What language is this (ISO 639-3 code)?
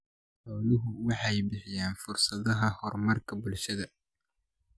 som